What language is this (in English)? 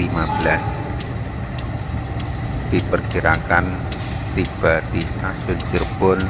Indonesian